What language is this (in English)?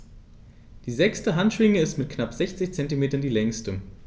German